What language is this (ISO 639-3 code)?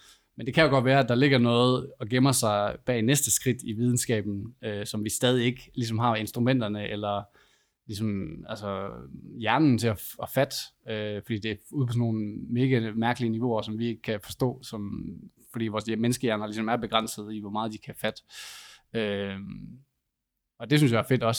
dan